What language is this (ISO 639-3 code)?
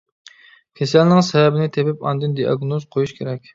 uig